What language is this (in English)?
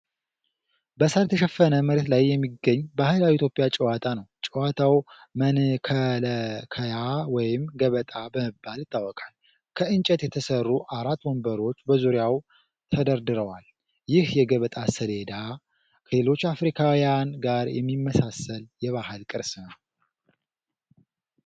Amharic